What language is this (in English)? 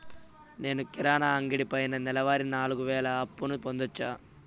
Telugu